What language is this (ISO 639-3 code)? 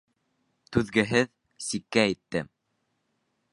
bak